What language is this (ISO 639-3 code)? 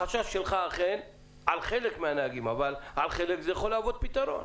heb